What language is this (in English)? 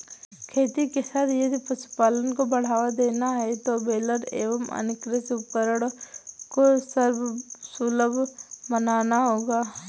Hindi